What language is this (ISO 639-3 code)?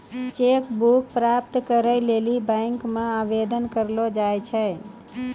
mai